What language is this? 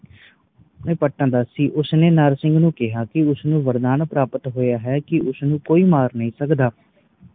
Punjabi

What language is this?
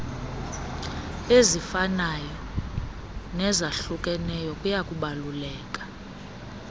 Xhosa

